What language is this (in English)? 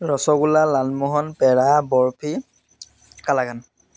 Assamese